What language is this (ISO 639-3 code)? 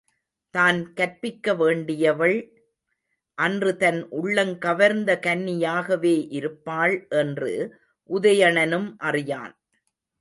tam